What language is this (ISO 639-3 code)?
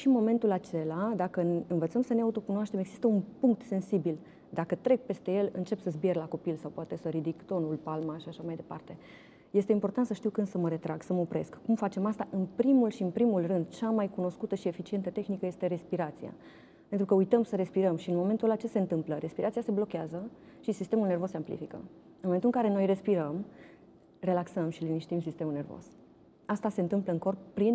ron